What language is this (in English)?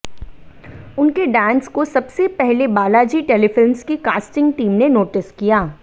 Hindi